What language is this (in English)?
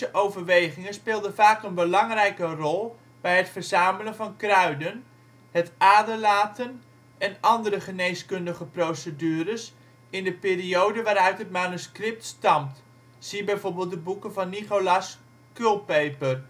Dutch